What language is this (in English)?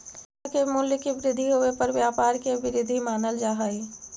Magahi